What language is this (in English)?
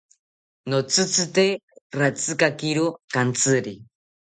South Ucayali Ashéninka